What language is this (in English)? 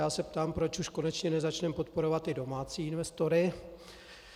Czech